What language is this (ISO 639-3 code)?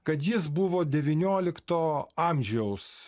lit